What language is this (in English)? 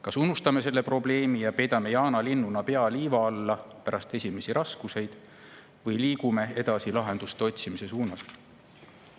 Estonian